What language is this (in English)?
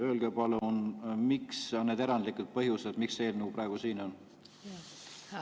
Estonian